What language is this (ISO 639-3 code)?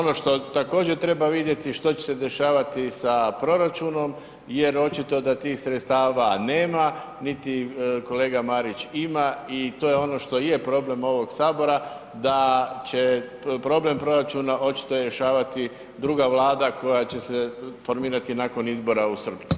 hrv